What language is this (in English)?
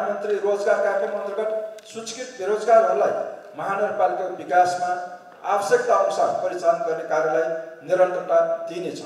Turkish